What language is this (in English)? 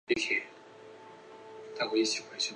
Chinese